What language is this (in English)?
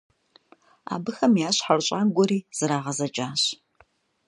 Kabardian